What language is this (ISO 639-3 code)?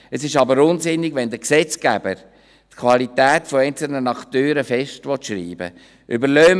gsw